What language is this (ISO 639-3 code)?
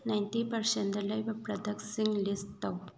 mni